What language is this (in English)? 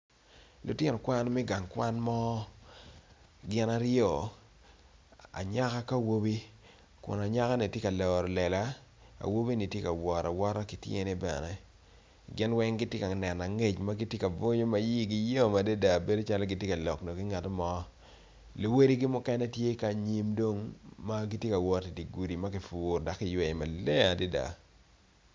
Acoli